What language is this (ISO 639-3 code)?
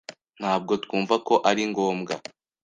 kin